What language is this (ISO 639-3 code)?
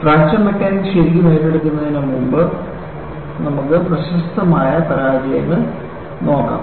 mal